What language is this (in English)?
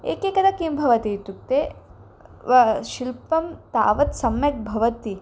Sanskrit